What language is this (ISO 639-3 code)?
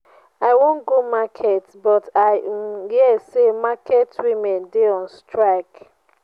pcm